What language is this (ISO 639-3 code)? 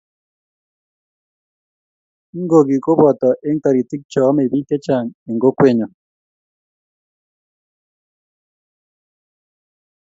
kln